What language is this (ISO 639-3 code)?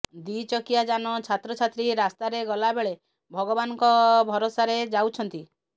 ori